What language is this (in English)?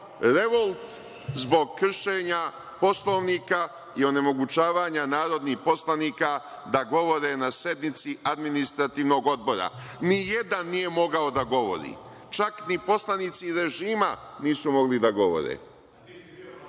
Serbian